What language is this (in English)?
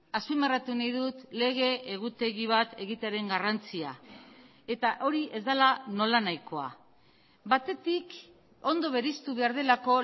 Basque